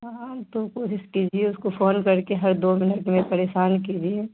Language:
Urdu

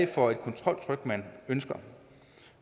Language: Danish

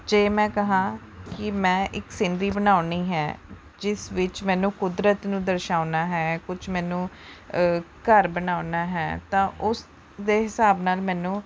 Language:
Punjabi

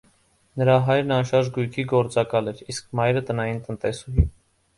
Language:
Armenian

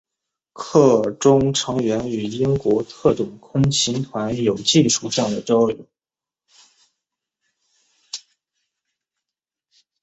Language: Chinese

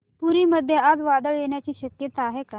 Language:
Marathi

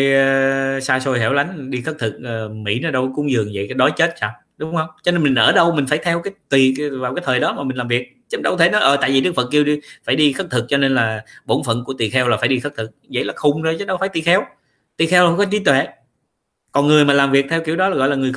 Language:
Vietnamese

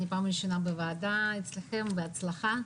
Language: Hebrew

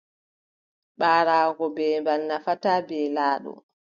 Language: Adamawa Fulfulde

